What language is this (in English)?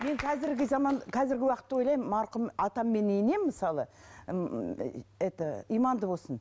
Kazakh